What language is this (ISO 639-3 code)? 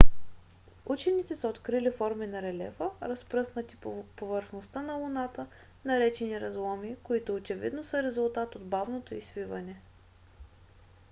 bul